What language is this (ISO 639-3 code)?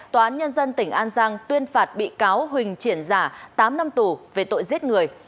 vie